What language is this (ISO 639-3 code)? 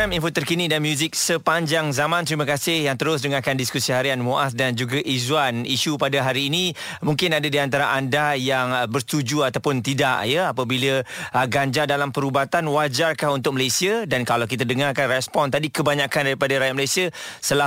msa